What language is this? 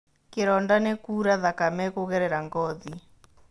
Kikuyu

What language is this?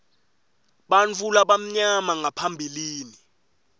Swati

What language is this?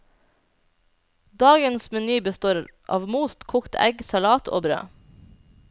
Norwegian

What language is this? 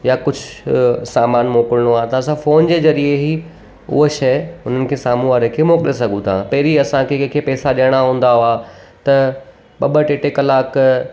Sindhi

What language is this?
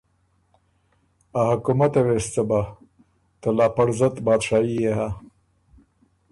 Ormuri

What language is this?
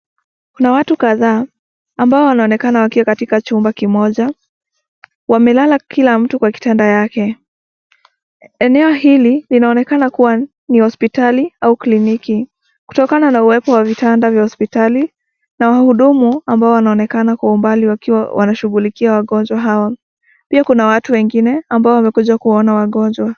Swahili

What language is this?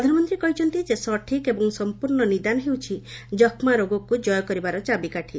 Odia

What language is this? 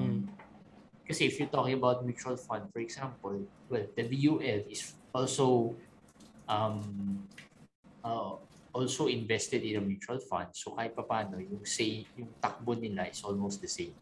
Filipino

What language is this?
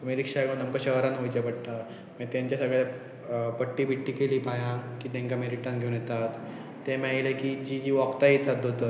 Konkani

